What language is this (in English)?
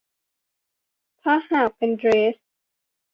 Thai